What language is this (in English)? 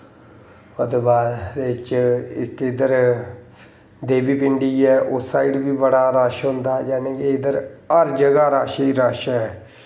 Dogri